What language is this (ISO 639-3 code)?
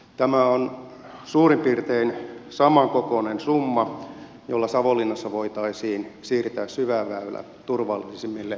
fin